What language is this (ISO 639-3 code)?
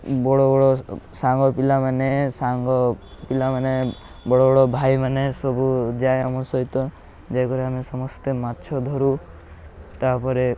ori